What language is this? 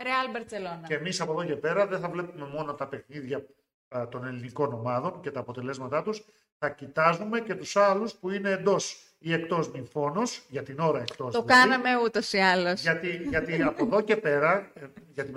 Greek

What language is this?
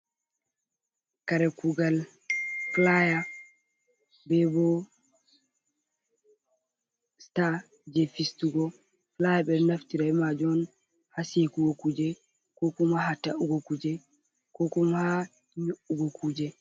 Fula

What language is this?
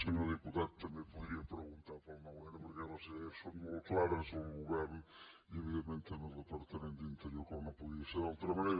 Catalan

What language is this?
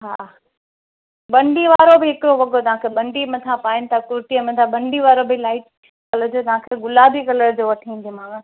Sindhi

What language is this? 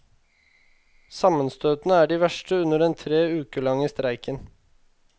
Norwegian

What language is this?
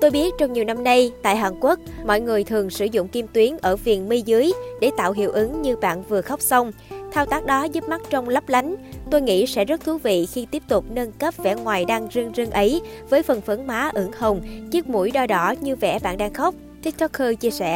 Vietnamese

